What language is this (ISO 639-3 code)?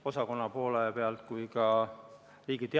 est